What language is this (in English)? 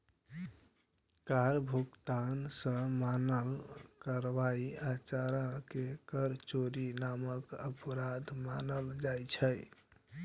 Maithili